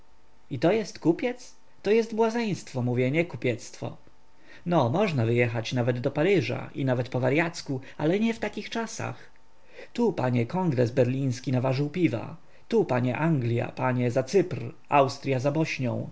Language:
Polish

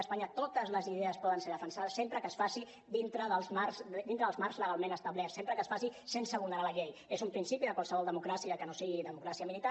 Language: Catalan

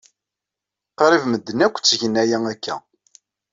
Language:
Kabyle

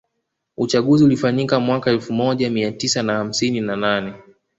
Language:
Swahili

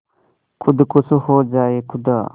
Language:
Hindi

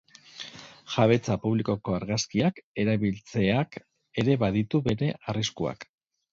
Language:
Basque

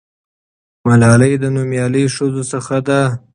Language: Pashto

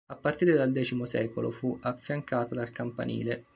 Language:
Italian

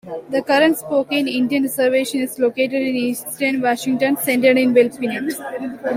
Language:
English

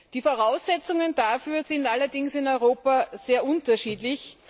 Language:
German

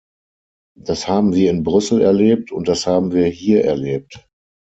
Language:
German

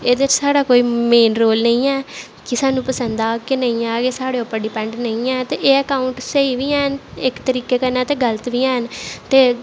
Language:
Dogri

